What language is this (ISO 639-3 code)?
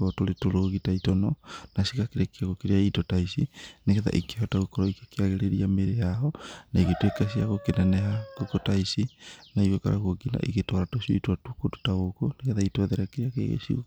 kik